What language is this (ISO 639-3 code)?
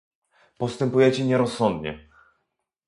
pol